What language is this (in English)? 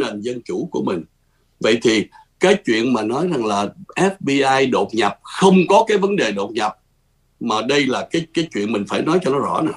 Vietnamese